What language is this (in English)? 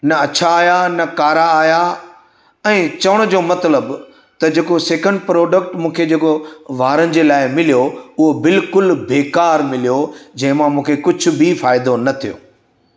Sindhi